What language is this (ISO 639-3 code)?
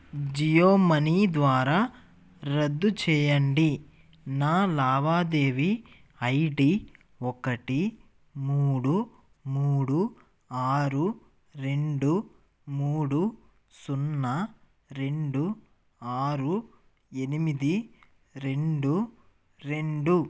tel